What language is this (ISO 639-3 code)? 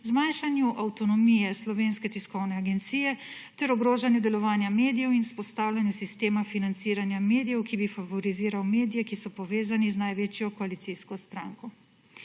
slv